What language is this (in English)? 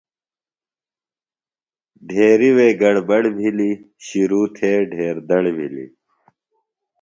Phalura